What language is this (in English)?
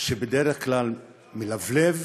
Hebrew